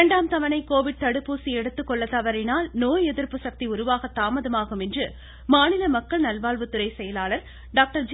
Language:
Tamil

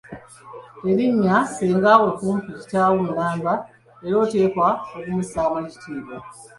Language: Ganda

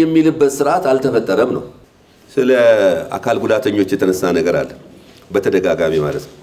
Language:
Arabic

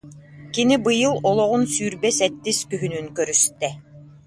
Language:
Yakut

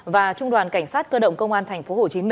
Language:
Vietnamese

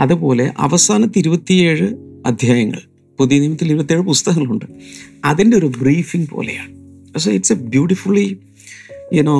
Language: Malayalam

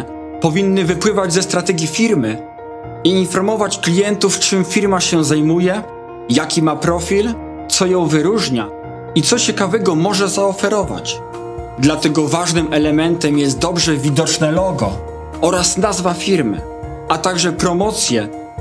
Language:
Polish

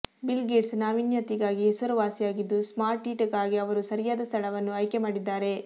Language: Kannada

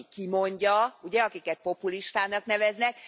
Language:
Hungarian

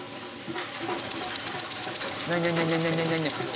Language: Japanese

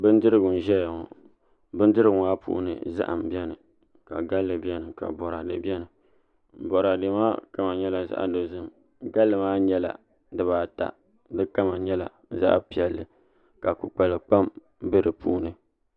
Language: Dagbani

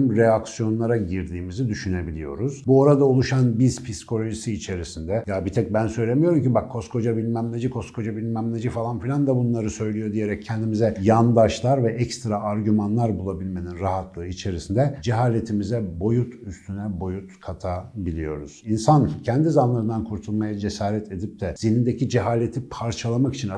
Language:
Turkish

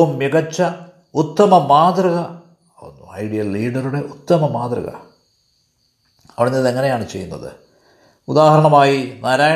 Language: Malayalam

